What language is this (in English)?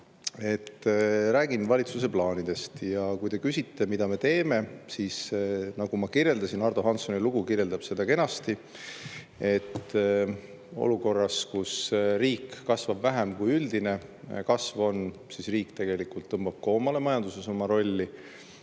Estonian